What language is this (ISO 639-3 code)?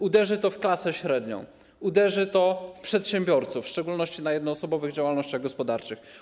pol